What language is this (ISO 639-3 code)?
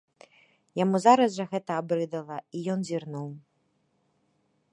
bel